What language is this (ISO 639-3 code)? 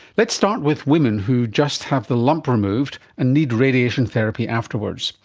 eng